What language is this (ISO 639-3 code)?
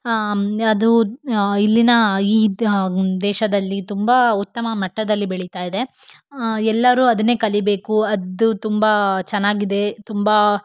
kan